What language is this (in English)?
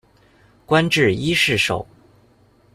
Chinese